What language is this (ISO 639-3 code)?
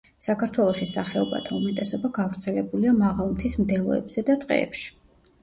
kat